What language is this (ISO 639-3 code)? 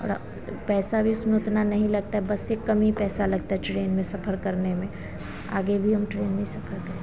hin